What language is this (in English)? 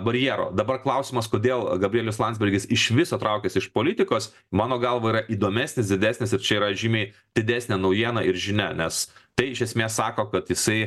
Lithuanian